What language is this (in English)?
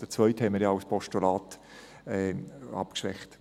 Swiss German